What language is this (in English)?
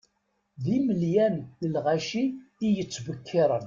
Kabyle